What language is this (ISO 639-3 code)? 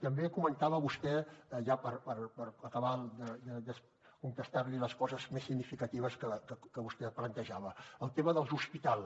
cat